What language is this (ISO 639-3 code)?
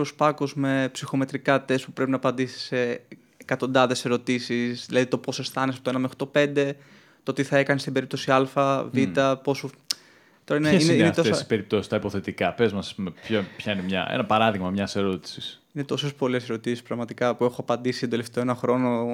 ell